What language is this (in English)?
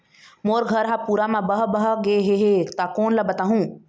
Chhattisgarhi